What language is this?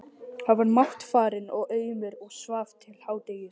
Icelandic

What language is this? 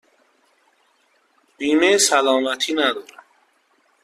Persian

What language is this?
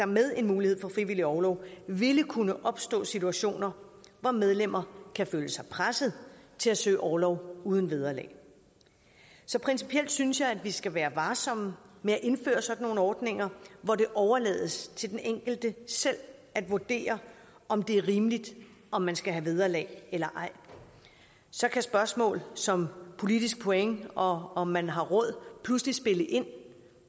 Danish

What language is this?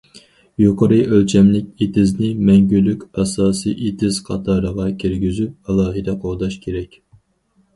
Uyghur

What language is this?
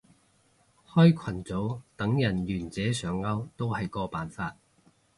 Cantonese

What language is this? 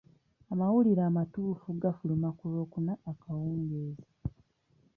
Ganda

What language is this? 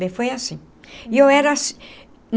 Portuguese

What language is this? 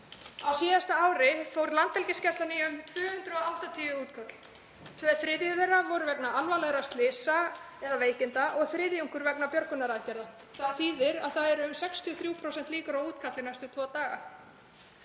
Icelandic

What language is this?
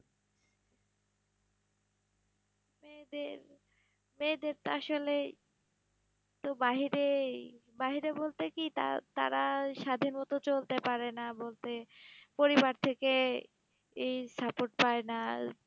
Bangla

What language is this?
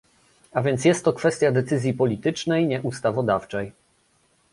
Polish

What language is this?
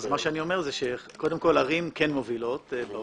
Hebrew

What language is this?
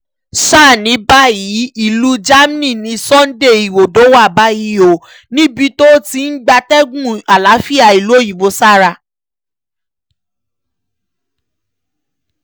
Yoruba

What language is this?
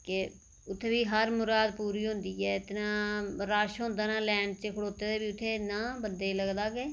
Dogri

